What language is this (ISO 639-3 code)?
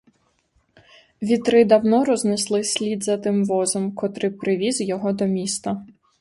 ukr